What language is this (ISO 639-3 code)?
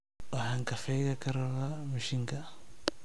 som